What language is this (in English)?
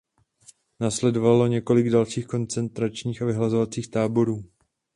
Czech